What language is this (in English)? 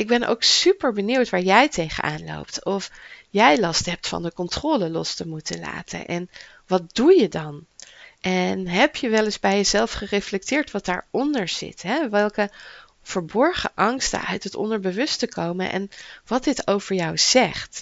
Dutch